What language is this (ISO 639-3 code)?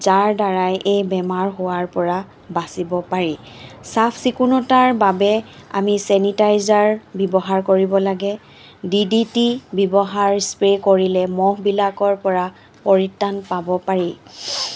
asm